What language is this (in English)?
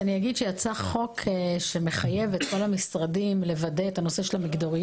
Hebrew